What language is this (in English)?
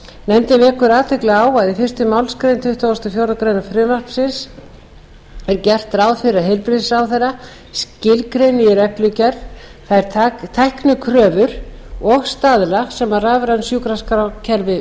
Icelandic